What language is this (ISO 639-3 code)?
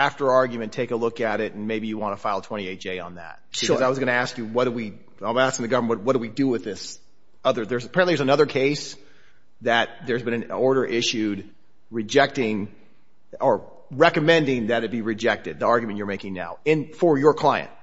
eng